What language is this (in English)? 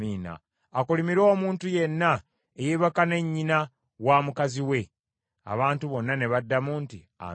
Ganda